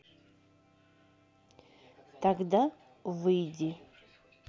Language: Russian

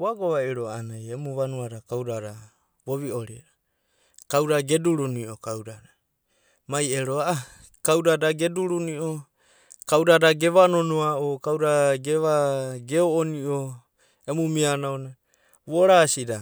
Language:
Abadi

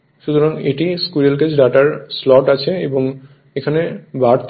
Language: Bangla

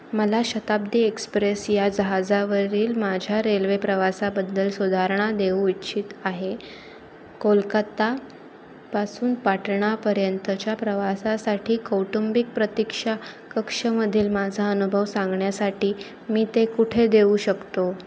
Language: Marathi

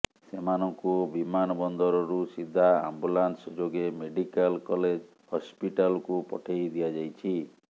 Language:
Odia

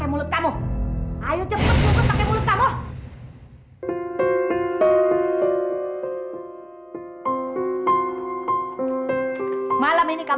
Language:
Indonesian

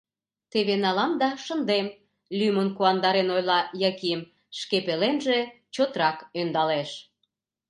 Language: Mari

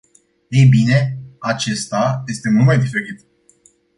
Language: Romanian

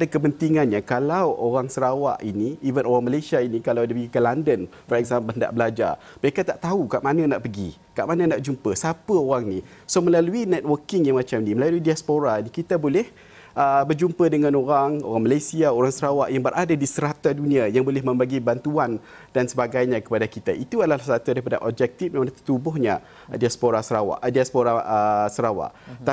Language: Malay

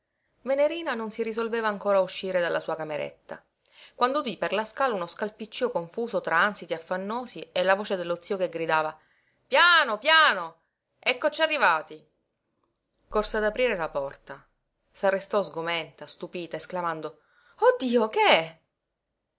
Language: Italian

